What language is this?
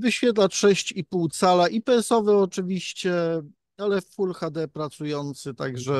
Polish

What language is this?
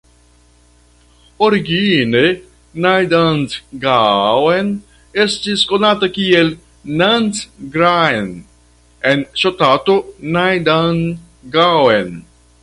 Esperanto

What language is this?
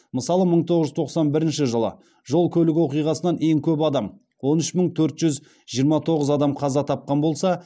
Kazakh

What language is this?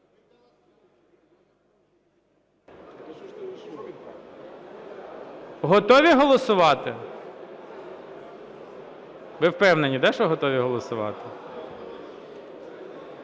Ukrainian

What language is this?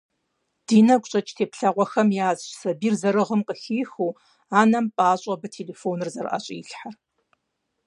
Kabardian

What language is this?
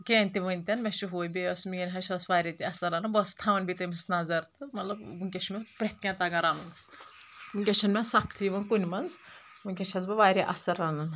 Kashmiri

